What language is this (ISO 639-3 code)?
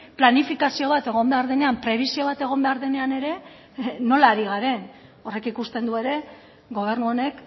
eus